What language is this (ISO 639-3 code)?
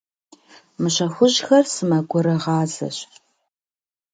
kbd